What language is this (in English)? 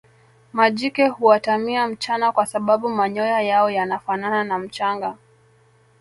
Swahili